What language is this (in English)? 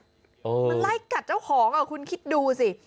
Thai